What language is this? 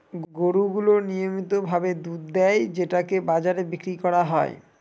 Bangla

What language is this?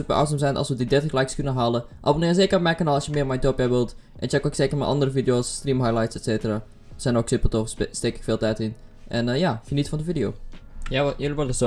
Dutch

